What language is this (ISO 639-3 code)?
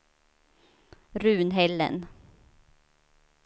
swe